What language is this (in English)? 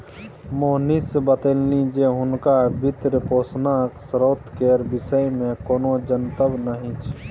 Maithili